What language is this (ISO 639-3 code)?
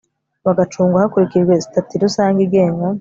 kin